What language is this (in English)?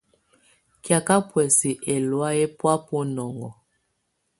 Tunen